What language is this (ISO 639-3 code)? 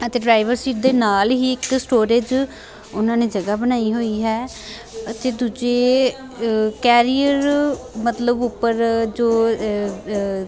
pan